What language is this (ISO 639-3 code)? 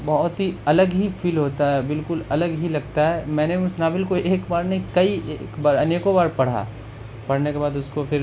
urd